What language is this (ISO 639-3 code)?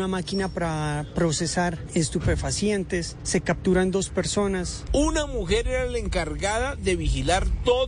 spa